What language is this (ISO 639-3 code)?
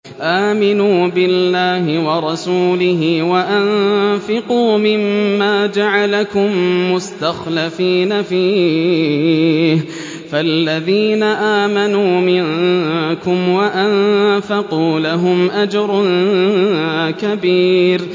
ara